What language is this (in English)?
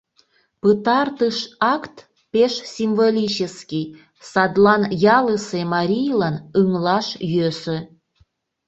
Mari